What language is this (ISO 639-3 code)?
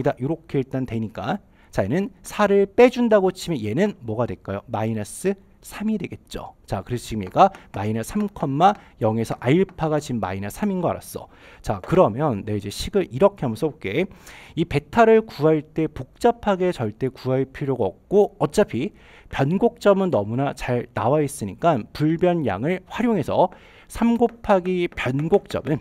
kor